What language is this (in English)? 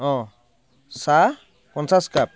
Assamese